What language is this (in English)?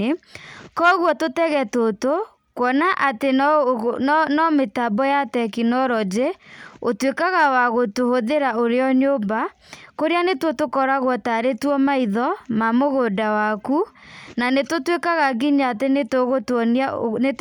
Kikuyu